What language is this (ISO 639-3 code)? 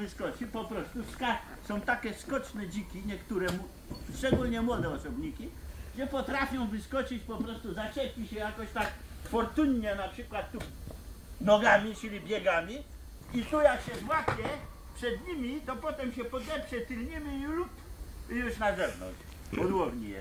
pol